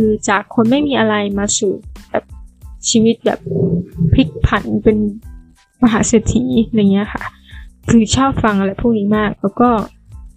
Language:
Thai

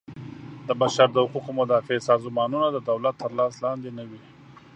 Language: Pashto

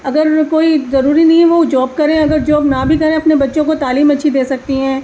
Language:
Urdu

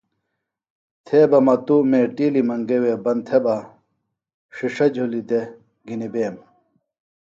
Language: Phalura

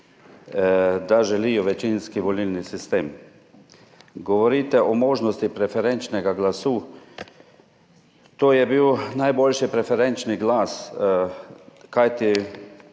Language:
Slovenian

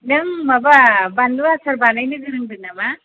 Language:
Bodo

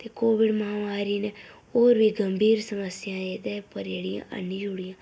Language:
Dogri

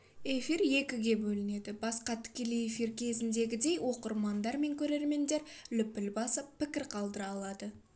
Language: Kazakh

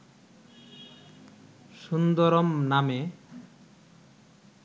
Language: Bangla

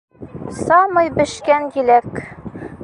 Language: Bashkir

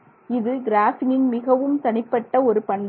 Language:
Tamil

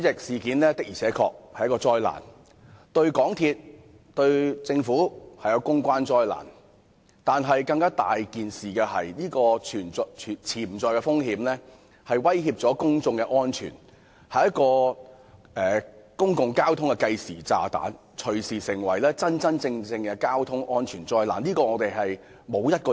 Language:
Cantonese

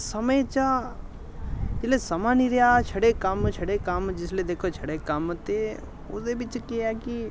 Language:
Dogri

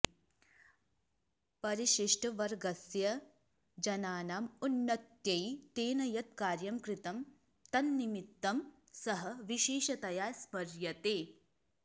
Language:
Sanskrit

